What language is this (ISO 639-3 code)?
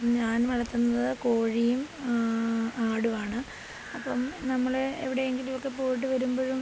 mal